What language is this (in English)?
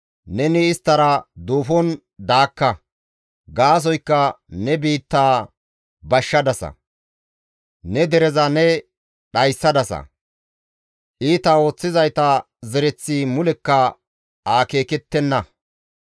Gamo